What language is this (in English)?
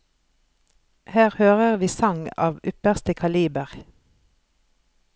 Norwegian